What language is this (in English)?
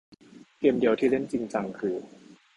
Thai